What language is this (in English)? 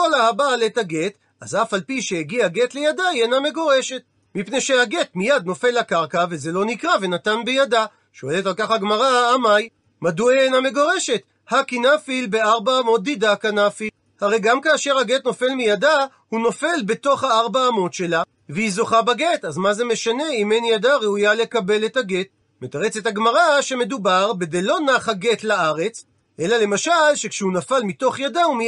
Hebrew